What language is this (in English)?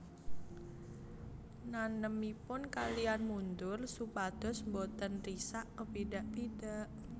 Javanese